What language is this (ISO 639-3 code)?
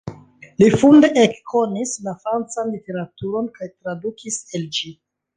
epo